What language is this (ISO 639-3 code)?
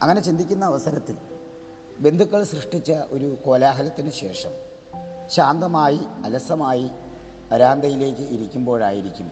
mal